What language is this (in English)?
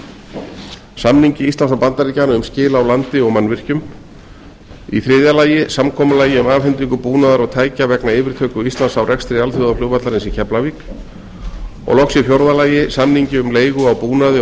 Icelandic